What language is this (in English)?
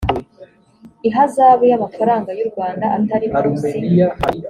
Kinyarwanda